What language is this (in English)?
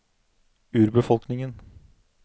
Norwegian